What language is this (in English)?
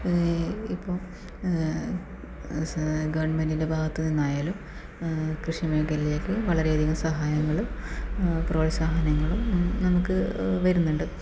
Malayalam